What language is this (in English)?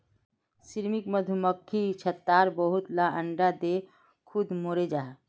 Magahi